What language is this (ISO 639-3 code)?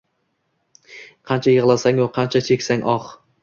uzb